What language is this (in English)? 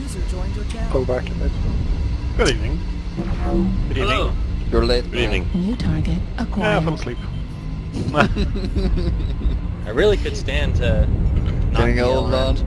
English